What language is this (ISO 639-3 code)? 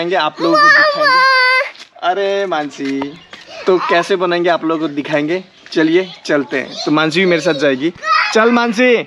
hin